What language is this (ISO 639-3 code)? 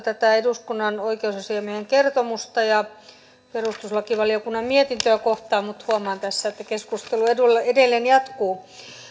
fin